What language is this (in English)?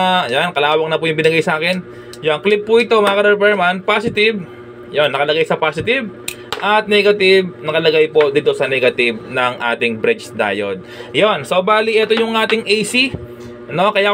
Filipino